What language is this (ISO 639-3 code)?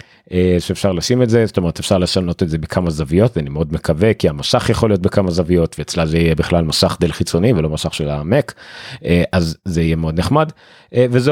heb